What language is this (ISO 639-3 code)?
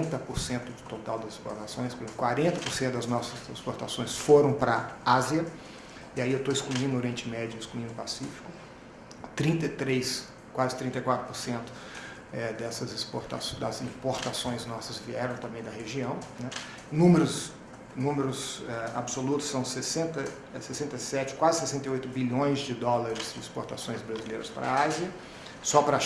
por